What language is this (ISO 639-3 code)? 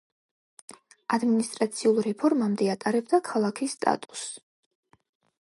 kat